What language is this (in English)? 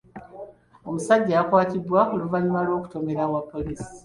Ganda